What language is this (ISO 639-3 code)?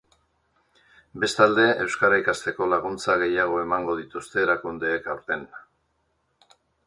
eus